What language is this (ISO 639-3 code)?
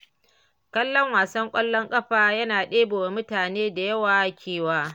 hau